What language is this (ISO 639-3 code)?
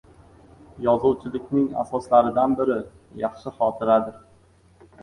uzb